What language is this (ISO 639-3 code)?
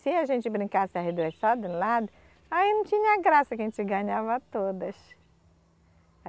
por